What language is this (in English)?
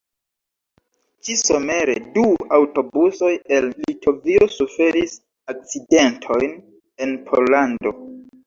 Esperanto